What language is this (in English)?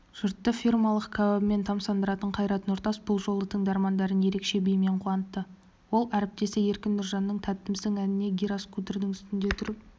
Kazakh